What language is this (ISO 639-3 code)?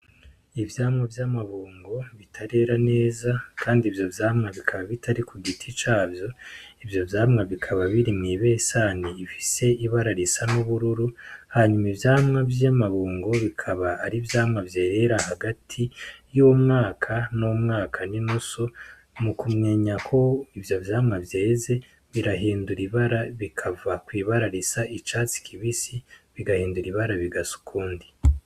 run